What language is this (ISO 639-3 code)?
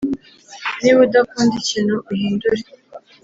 kin